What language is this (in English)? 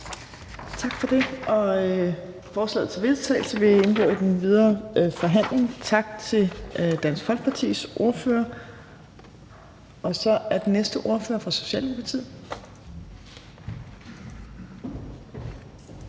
Danish